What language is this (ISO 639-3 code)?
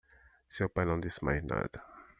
por